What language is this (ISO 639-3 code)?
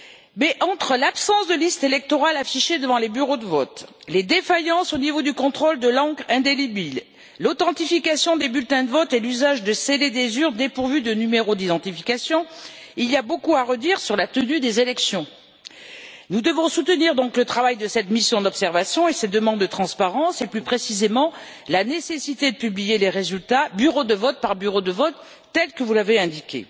fra